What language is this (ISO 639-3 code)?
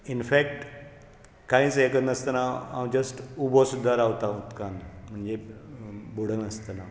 kok